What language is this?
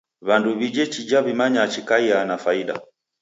Taita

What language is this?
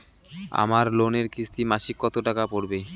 Bangla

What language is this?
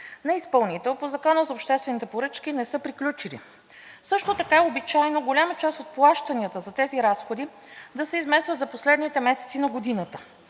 Bulgarian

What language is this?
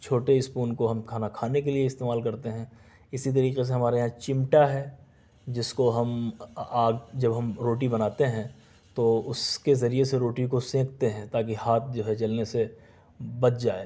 Urdu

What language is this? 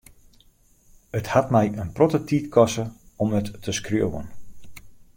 Western Frisian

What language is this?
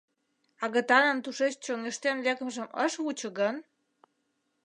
Mari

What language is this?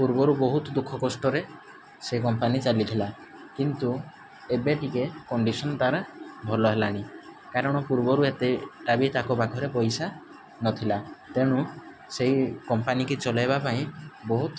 Odia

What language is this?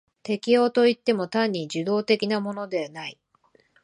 Japanese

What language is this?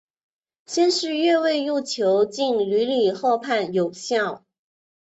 Chinese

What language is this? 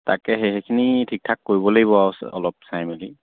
Assamese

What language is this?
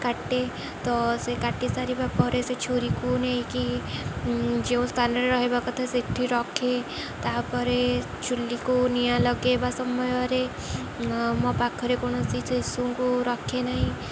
Odia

